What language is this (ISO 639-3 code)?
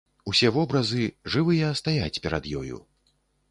bel